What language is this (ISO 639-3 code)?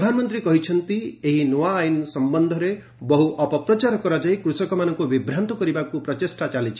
ori